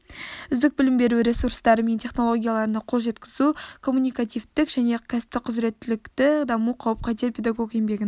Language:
Kazakh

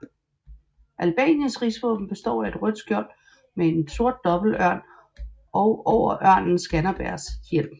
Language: Danish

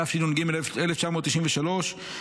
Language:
Hebrew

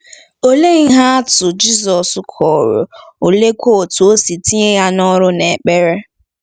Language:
Igbo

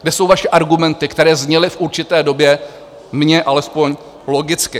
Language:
Czech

